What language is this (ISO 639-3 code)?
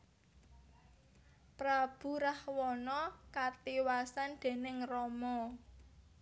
jav